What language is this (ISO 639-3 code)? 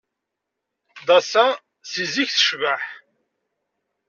kab